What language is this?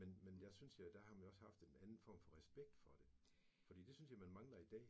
Danish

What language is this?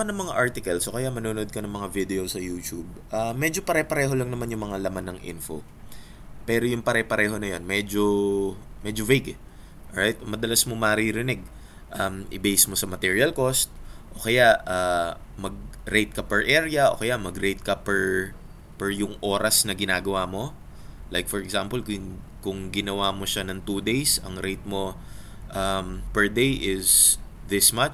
Filipino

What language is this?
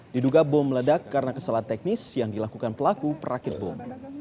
Indonesian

